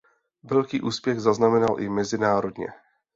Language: Czech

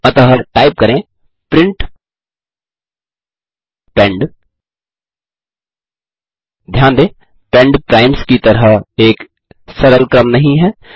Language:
Hindi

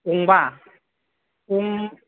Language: Bodo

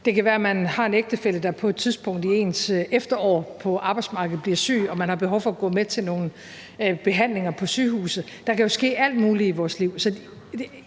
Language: Danish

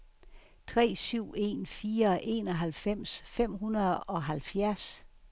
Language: Danish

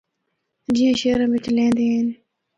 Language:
Northern Hindko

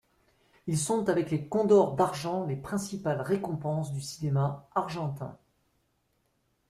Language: French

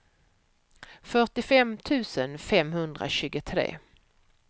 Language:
Swedish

